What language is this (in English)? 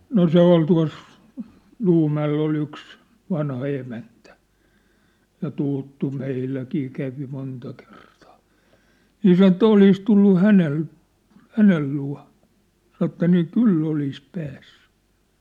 Finnish